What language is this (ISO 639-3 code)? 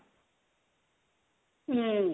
ori